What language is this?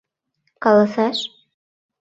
Mari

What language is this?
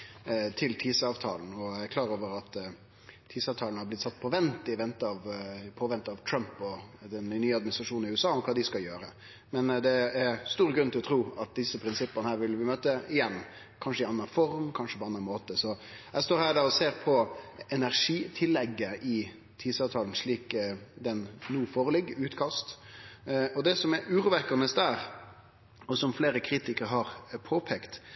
Norwegian Nynorsk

